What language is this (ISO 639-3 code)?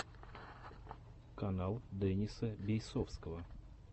rus